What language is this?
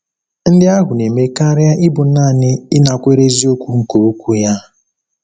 Igbo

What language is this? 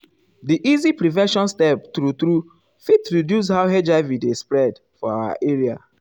Nigerian Pidgin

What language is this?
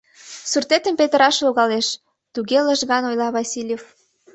Mari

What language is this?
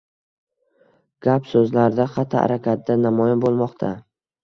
Uzbek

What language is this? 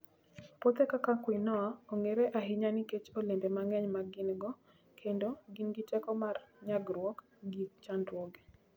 Luo (Kenya and Tanzania)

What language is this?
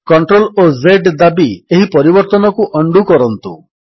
Odia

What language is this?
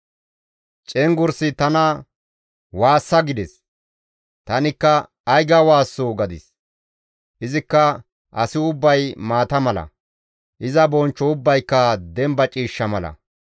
Gamo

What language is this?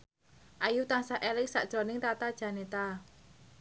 Javanese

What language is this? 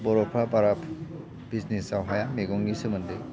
Bodo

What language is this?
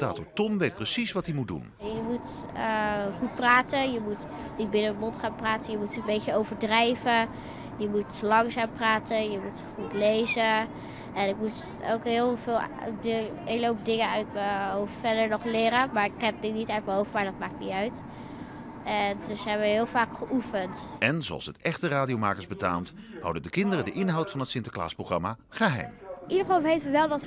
Dutch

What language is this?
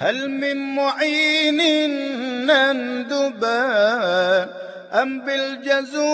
Arabic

